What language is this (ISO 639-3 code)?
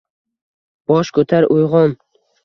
uzb